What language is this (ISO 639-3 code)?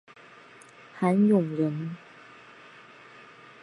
zho